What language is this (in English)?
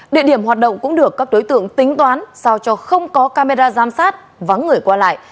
Vietnamese